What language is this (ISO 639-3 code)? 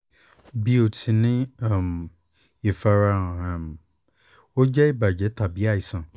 yor